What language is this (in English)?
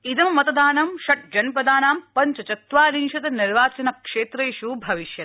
Sanskrit